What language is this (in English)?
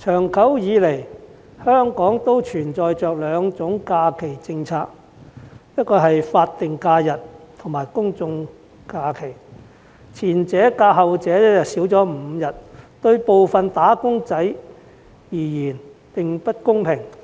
Cantonese